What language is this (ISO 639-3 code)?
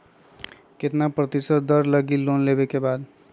mag